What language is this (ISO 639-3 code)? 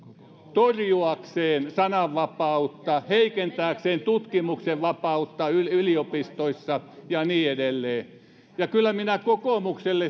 fin